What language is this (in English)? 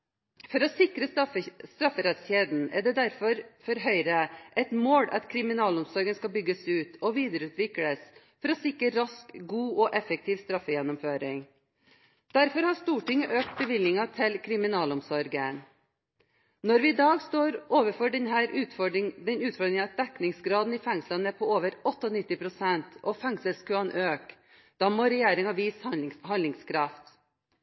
Norwegian Bokmål